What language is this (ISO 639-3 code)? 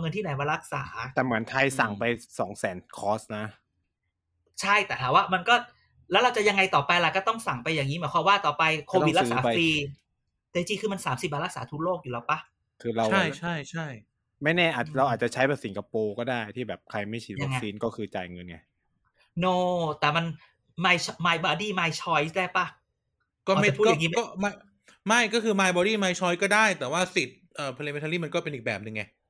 tha